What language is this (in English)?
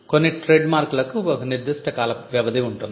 Telugu